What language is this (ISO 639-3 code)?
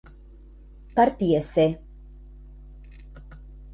spa